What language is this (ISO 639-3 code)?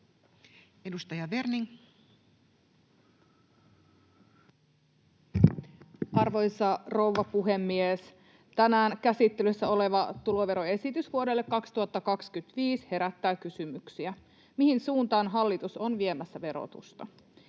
fin